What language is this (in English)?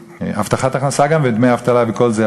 Hebrew